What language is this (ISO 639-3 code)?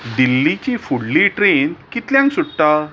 kok